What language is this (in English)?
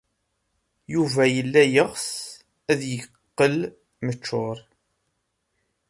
Kabyle